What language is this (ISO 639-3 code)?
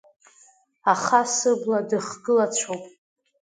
abk